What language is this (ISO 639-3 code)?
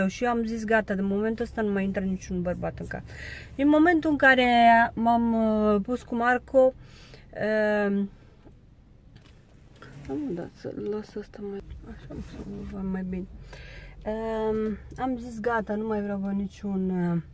ron